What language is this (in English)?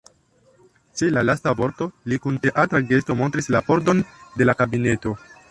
Esperanto